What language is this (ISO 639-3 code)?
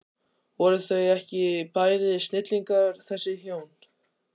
isl